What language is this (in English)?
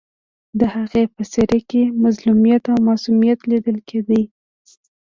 Pashto